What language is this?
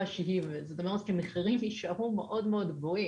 Hebrew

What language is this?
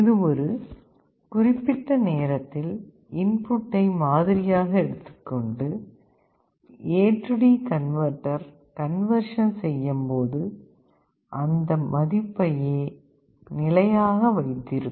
Tamil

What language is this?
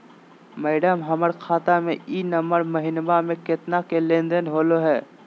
Magahi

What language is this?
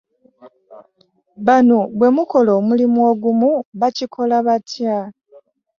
Ganda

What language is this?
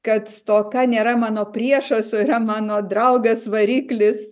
Lithuanian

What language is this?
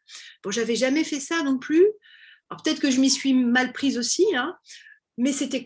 French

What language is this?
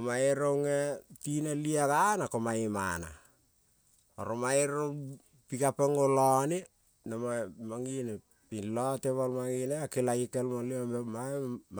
Kol (Papua New Guinea)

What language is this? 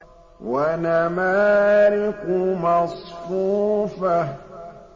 Arabic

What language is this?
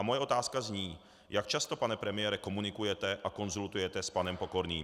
Czech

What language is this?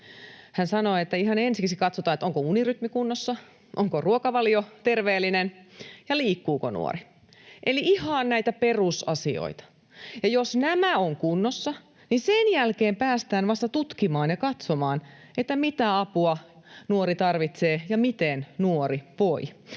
Finnish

